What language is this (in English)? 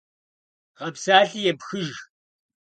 Kabardian